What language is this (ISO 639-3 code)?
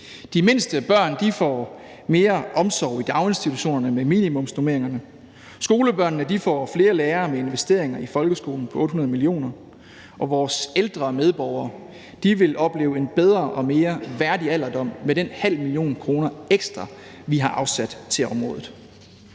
dan